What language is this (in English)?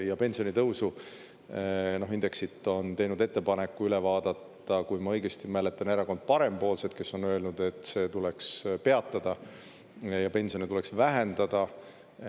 Estonian